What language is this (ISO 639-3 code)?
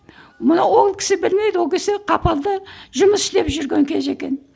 kaz